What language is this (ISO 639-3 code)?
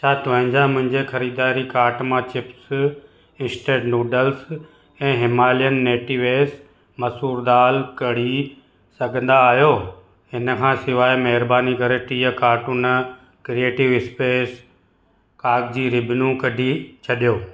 snd